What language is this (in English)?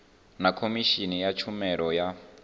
Venda